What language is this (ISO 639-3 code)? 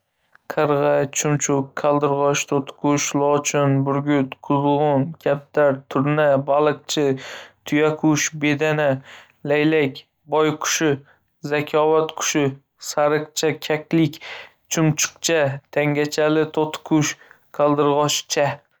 uzb